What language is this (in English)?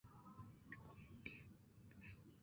Chinese